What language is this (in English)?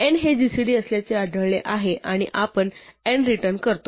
Marathi